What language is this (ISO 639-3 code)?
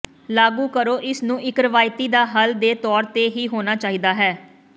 pan